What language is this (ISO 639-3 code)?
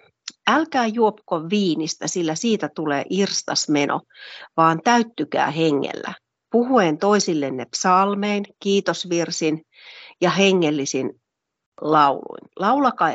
fin